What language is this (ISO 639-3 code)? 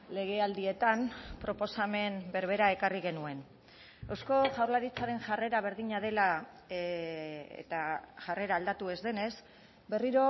eus